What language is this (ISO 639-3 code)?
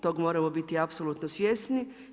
hrv